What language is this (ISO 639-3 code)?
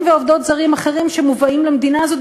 heb